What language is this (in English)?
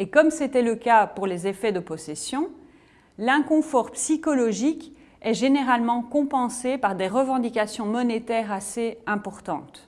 French